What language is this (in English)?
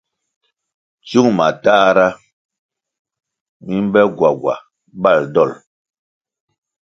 Kwasio